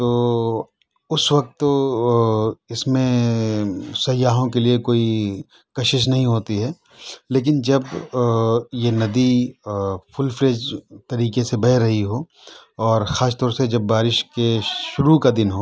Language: Urdu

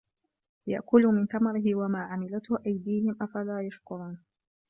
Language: Arabic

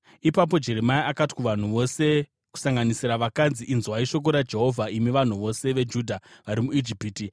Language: Shona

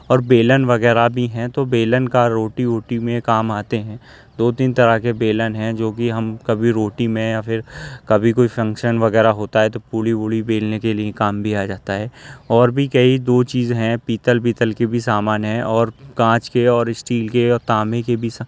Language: Urdu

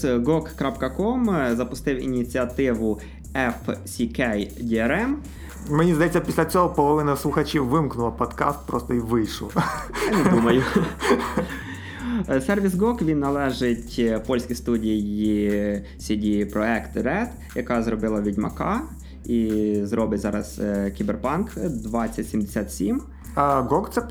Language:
Ukrainian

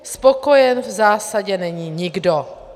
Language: Czech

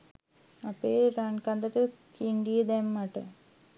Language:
Sinhala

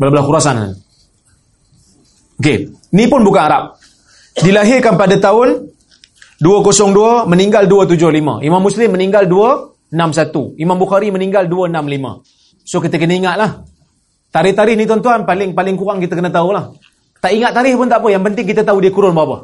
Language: Malay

